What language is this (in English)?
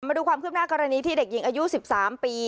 Thai